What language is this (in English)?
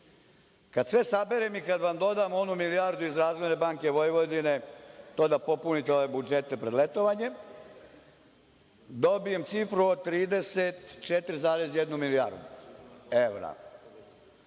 Serbian